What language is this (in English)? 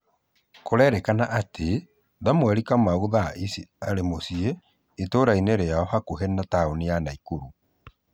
Kikuyu